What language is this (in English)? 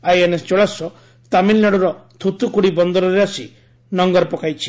Odia